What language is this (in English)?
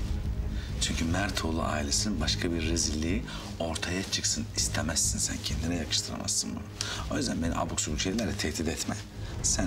Turkish